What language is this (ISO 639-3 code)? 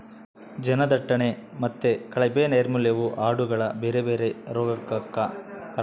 kan